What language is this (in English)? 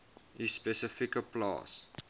Afrikaans